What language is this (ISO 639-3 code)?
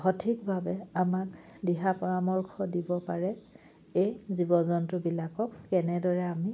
asm